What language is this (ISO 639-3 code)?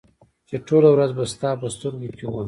pus